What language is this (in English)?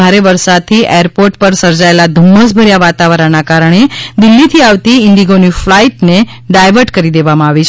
Gujarati